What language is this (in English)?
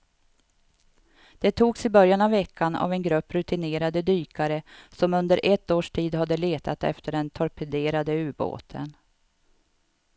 Swedish